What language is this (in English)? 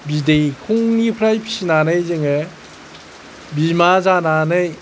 Bodo